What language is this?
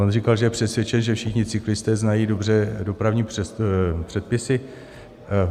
Czech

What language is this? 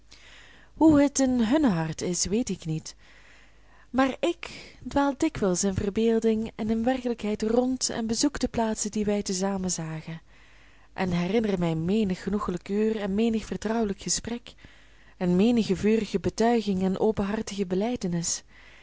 Dutch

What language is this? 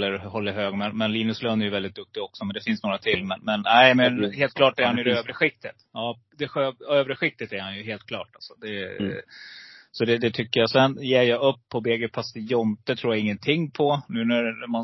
Swedish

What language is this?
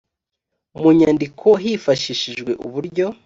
Kinyarwanda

